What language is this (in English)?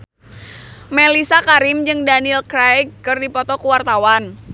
Sundanese